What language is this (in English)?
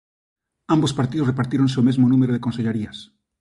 Galician